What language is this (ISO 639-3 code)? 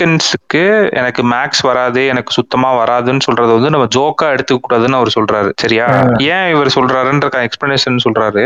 tam